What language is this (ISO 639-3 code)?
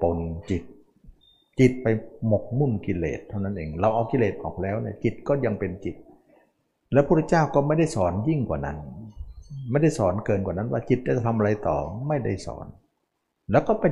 tha